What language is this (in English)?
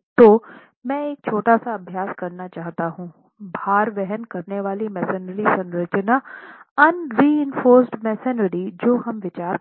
Hindi